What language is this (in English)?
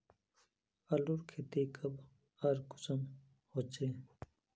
Magahi